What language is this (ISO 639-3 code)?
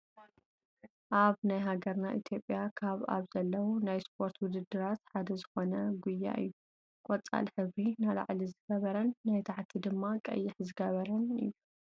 tir